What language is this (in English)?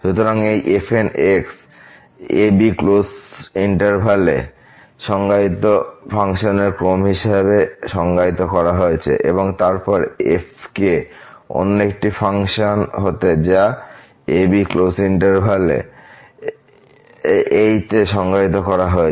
Bangla